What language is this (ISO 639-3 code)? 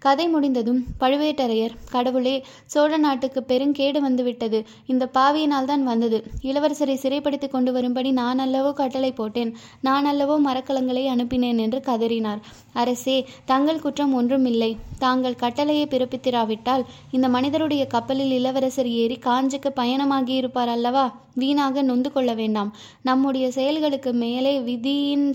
tam